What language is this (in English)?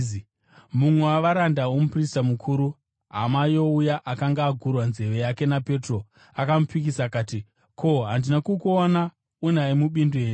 Shona